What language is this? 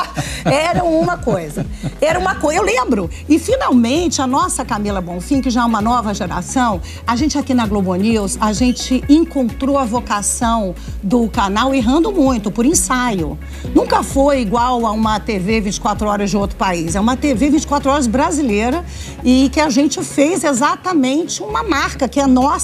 Portuguese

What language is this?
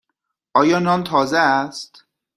Persian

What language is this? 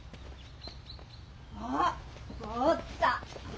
Japanese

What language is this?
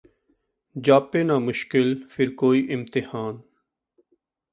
Punjabi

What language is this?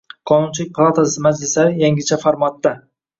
Uzbek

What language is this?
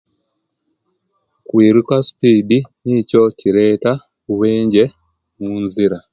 Kenyi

